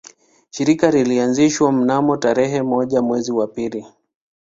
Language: Swahili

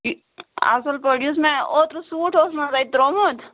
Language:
Kashmiri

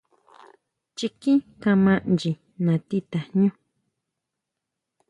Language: Huautla Mazatec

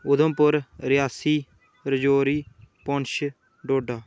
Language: Dogri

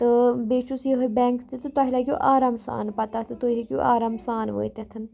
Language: Kashmiri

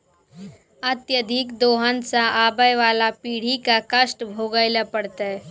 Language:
Maithili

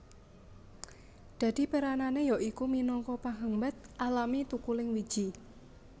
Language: Javanese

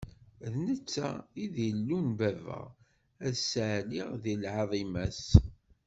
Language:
Kabyle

